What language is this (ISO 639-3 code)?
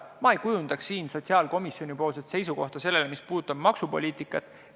est